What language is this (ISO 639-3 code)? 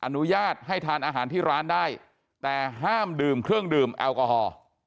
tha